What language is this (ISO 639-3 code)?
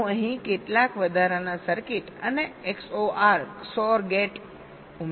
guj